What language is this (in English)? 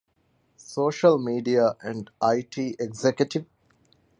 Divehi